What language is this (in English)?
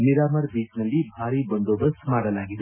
Kannada